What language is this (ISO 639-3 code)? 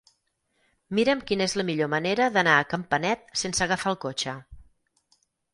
cat